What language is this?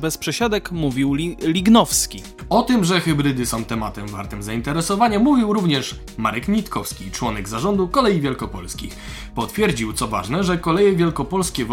Polish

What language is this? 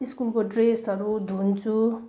Nepali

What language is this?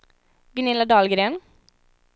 Swedish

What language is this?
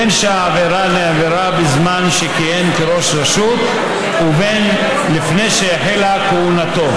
Hebrew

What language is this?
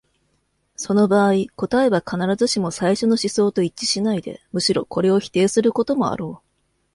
Japanese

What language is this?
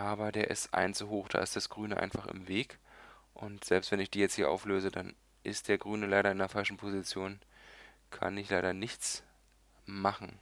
German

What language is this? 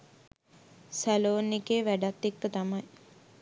Sinhala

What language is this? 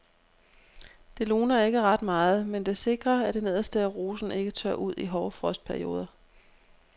Danish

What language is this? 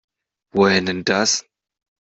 German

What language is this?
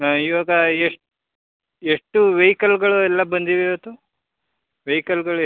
Kannada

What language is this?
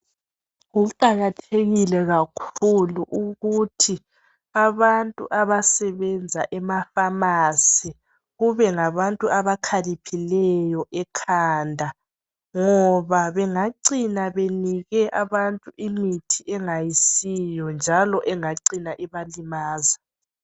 North Ndebele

